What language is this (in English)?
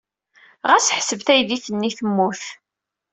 Kabyle